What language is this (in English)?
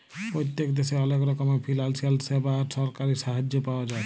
Bangla